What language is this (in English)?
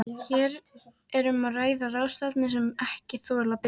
Icelandic